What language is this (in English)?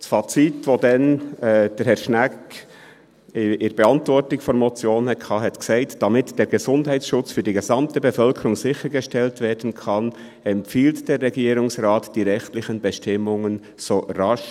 Swiss German